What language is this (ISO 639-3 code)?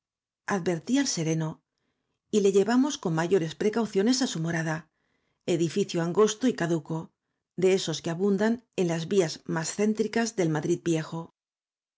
spa